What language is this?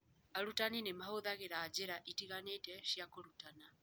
Kikuyu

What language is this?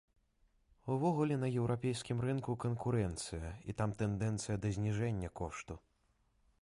Belarusian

